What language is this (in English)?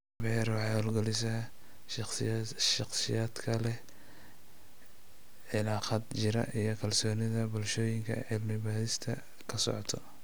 Somali